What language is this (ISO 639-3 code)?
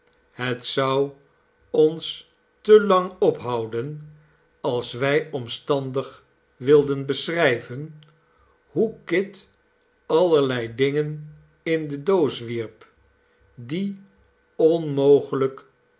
nld